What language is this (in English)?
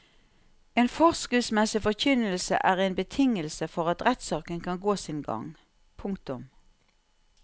Norwegian